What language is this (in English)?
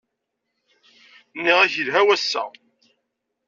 Kabyle